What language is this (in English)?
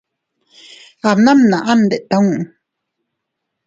Teutila Cuicatec